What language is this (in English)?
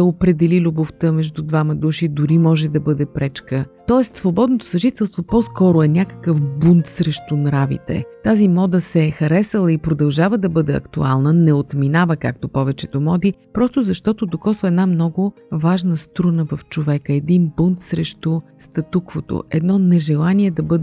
Bulgarian